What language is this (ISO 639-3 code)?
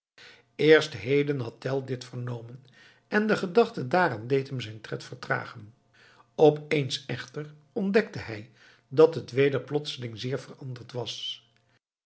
nld